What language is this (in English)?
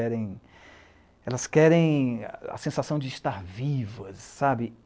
Portuguese